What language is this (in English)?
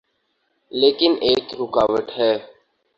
Urdu